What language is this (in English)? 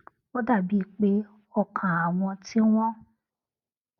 Yoruba